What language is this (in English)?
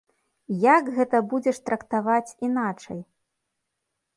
Belarusian